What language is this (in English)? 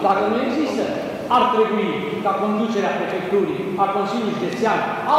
Romanian